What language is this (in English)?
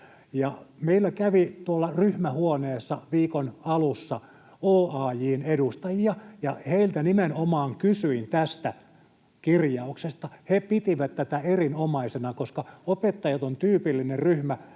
Finnish